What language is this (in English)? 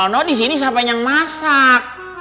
Indonesian